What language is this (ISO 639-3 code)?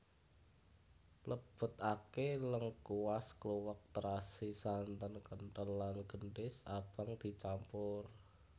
jav